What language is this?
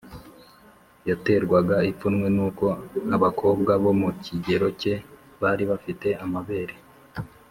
Kinyarwanda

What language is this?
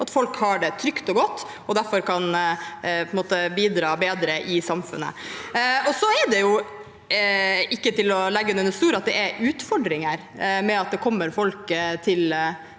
Norwegian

